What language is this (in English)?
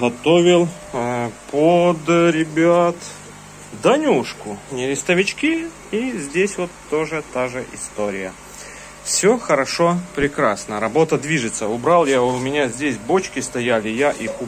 Russian